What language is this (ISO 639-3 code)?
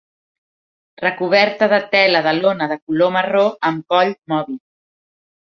cat